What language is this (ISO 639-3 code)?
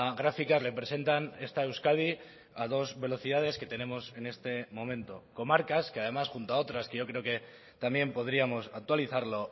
spa